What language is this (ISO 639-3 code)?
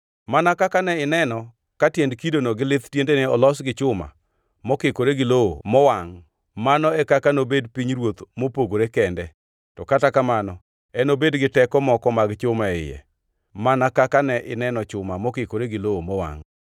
luo